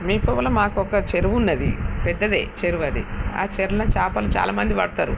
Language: Telugu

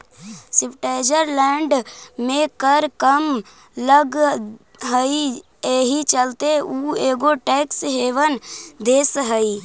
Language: Magahi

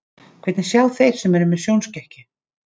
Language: Icelandic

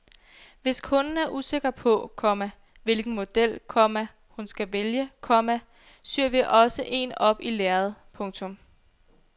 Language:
Danish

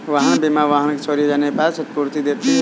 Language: Hindi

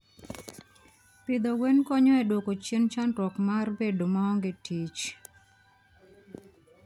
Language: Luo (Kenya and Tanzania)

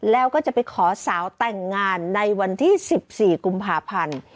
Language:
Thai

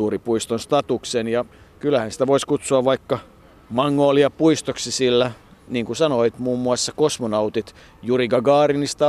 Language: Finnish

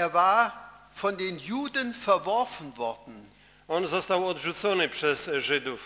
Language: Polish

